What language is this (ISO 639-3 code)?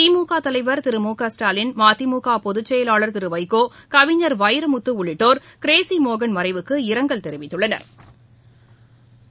tam